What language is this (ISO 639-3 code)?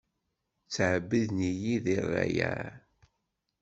kab